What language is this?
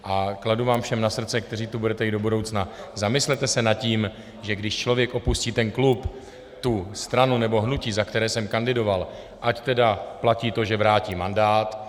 Czech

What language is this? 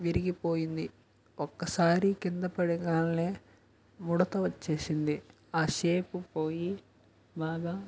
Telugu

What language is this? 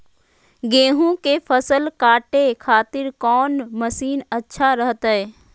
Magahi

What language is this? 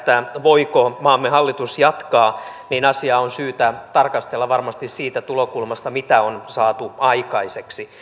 Finnish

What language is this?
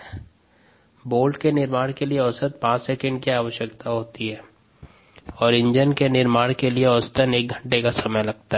Hindi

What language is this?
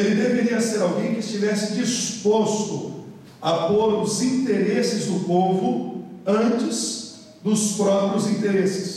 Portuguese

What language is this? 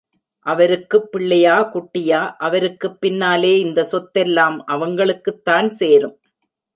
Tamil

